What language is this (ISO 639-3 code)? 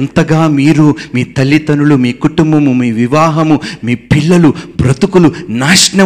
tel